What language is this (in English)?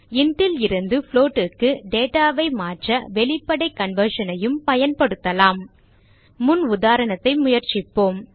Tamil